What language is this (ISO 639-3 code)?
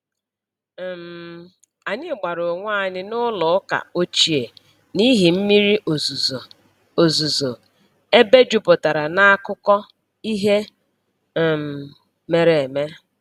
ibo